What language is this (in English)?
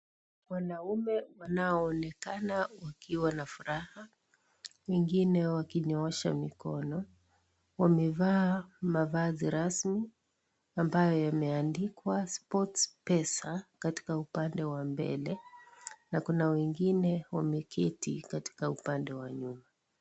Swahili